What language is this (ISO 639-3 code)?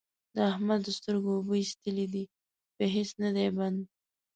pus